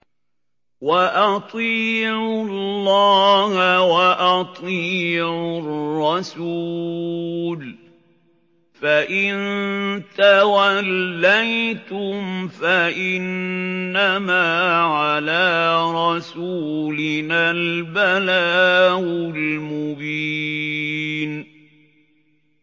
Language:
Arabic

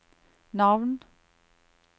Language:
Norwegian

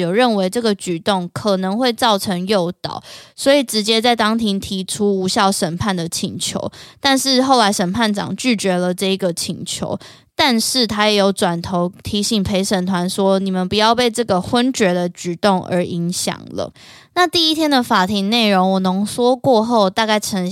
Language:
Chinese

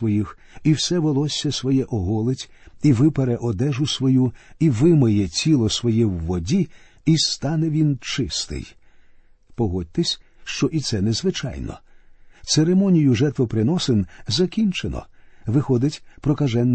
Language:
Ukrainian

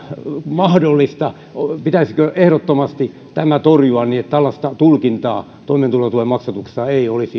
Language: Finnish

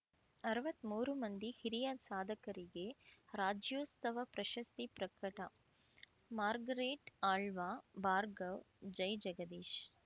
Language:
Kannada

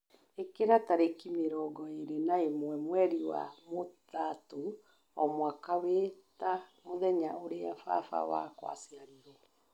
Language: Kikuyu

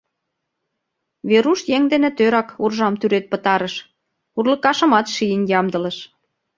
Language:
Mari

